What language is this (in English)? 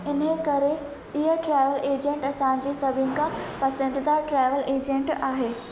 Sindhi